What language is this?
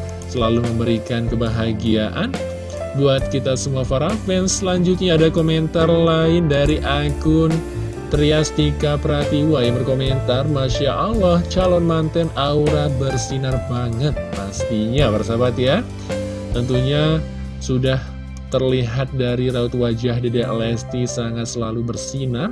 Indonesian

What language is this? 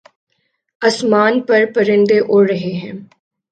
Urdu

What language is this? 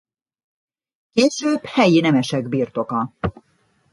Hungarian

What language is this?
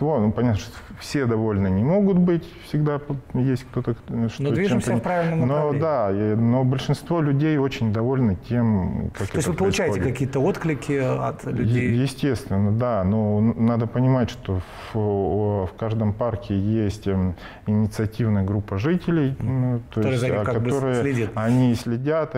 Russian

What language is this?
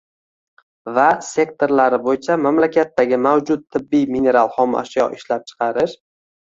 Uzbek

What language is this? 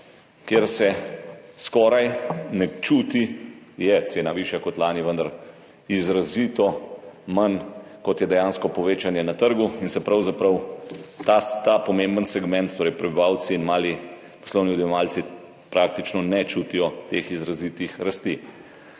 Slovenian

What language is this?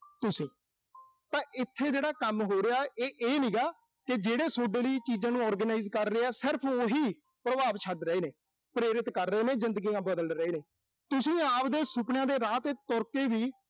Punjabi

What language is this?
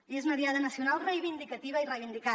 Catalan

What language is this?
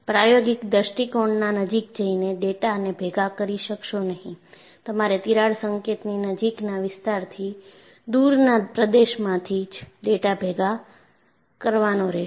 Gujarati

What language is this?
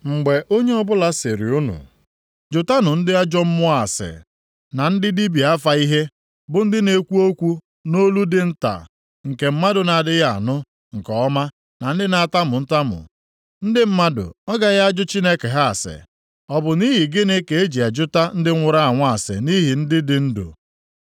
Igbo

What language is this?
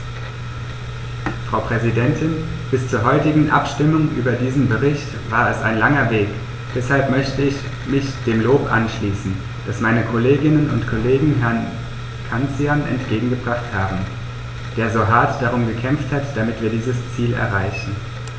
German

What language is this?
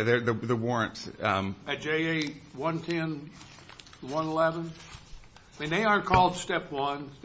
English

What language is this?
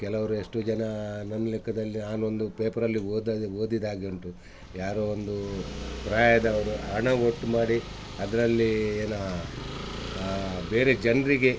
Kannada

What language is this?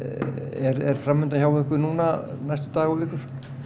Icelandic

